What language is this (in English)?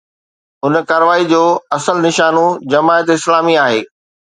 Sindhi